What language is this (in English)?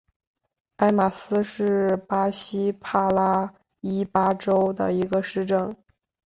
Chinese